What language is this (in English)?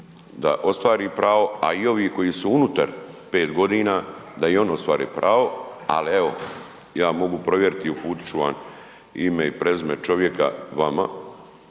Croatian